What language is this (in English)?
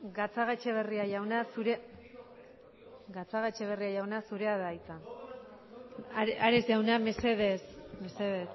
Basque